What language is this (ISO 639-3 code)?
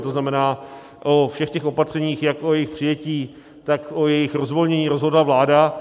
ces